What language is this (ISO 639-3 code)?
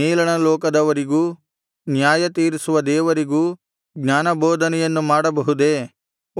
kan